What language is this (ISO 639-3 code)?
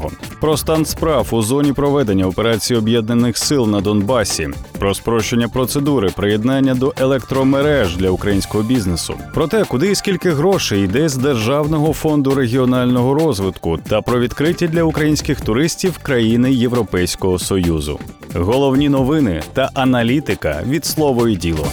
ukr